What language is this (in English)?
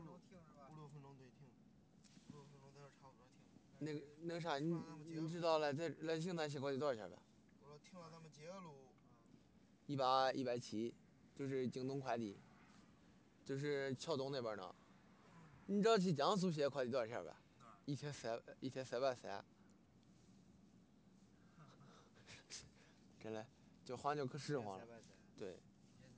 Chinese